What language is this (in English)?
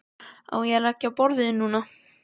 Icelandic